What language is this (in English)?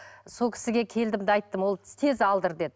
Kazakh